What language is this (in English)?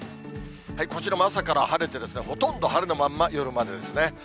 Japanese